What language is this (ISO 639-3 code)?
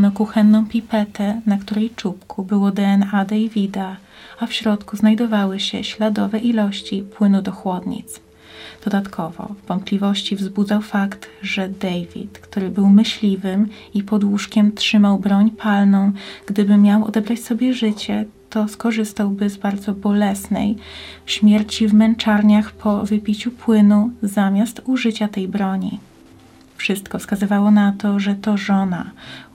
pol